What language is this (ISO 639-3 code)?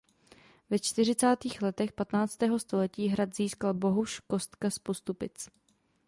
ces